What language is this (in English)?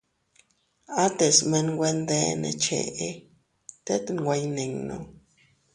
Teutila Cuicatec